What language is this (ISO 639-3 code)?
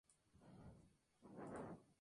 spa